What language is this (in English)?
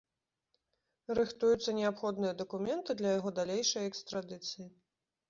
Belarusian